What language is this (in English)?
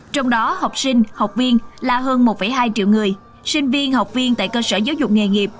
Vietnamese